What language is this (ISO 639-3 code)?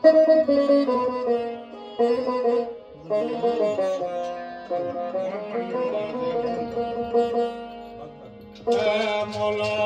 pan